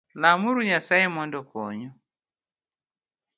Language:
Luo (Kenya and Tanzania)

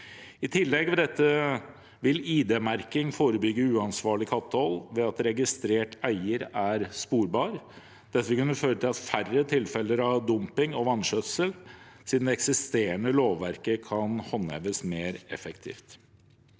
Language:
Norwegian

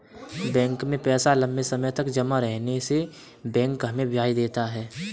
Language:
Hindi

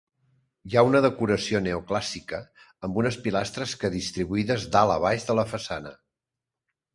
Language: Catalan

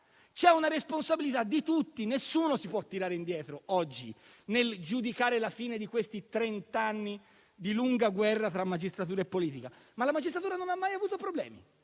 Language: Italian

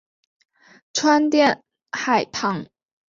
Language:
Chinese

